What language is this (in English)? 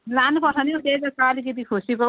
Nepali